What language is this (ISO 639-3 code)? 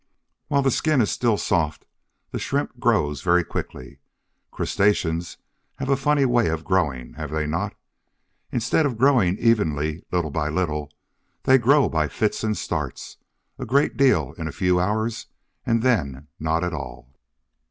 eng